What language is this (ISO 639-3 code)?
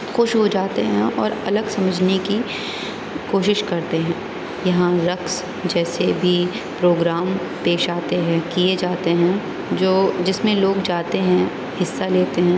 urd